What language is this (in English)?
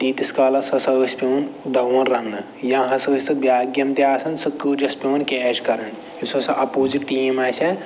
Kashmiri